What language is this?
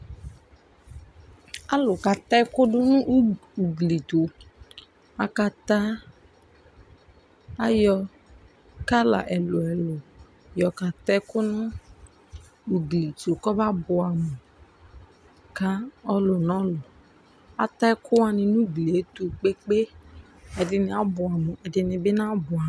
Ikposo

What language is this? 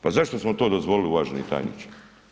Croatian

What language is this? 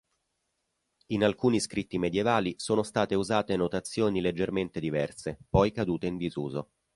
Italian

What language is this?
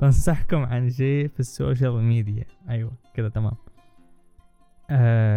Arabic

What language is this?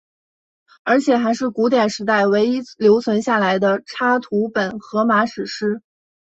Chinese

